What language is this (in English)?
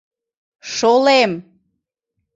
Mari